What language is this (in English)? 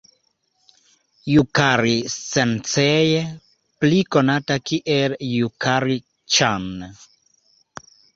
Esperanto